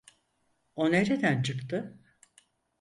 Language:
Turkish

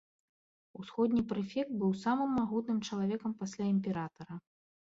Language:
Belarusian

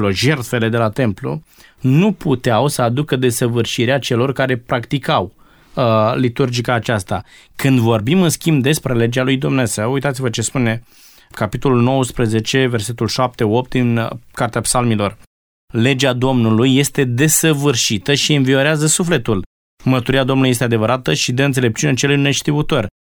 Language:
Romanian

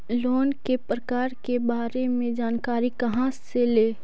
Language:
Magahi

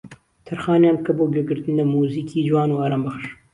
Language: Central Kurdish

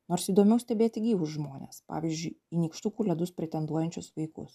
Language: Lithuanian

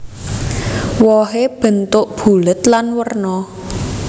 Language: Javanese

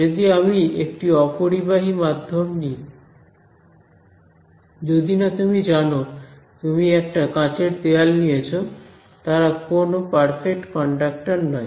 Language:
Bangla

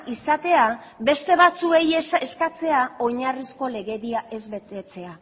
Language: Basque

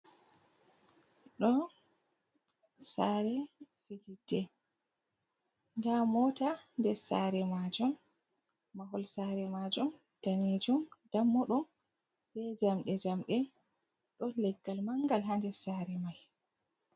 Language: Fula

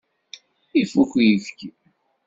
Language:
Kabyle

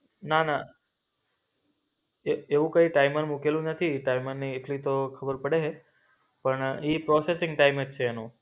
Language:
Gujarati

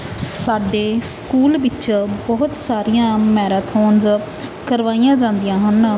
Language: Punjabi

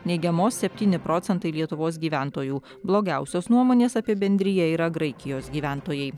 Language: Lithuanian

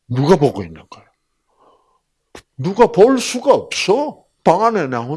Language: Korean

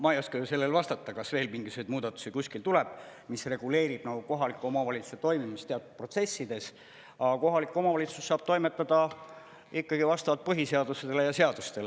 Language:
Estonian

